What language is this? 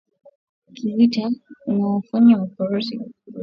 Swahili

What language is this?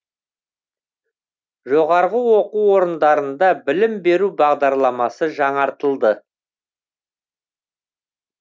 Kazakh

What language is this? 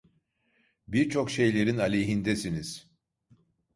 Turkish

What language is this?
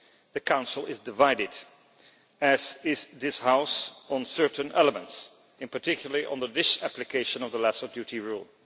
English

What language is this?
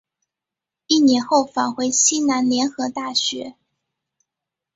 Chinese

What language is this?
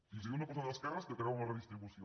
Catalan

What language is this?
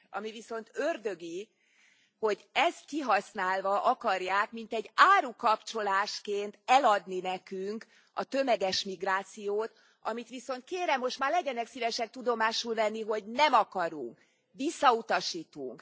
Hungarian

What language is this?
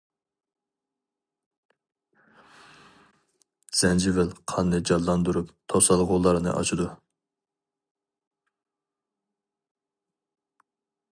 Uyghur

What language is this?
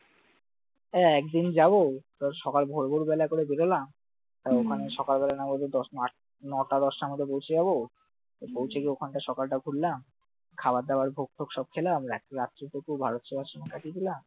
Bangla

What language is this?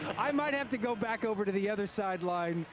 English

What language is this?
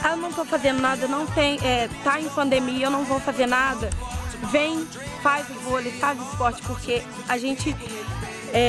Portuguese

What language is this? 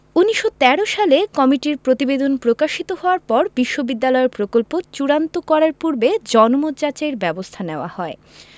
Bangla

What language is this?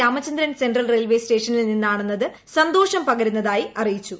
Malayalam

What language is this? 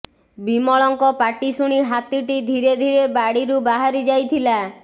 Odia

